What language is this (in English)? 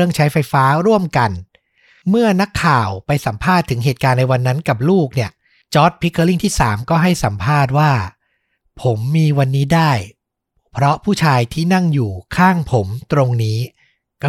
Thai